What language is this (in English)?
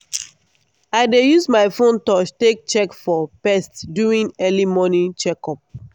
Nigerian Pidgin